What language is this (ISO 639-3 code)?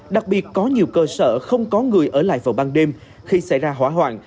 vie